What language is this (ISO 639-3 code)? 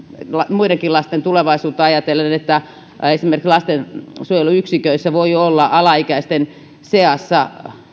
fin